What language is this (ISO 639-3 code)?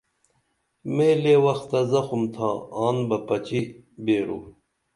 dml